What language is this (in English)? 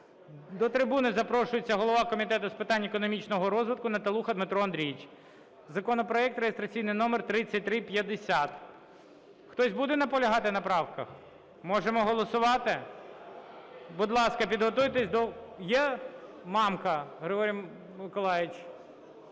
Ukrainian